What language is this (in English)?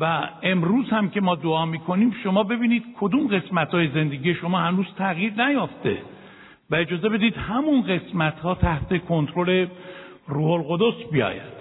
Persian